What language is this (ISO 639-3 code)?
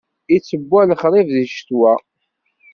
kab